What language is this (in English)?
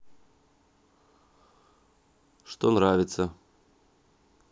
Russian